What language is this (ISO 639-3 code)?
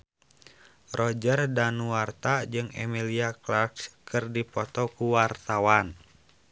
sun